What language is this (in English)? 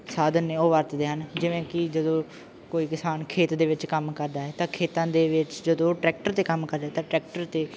Punjabi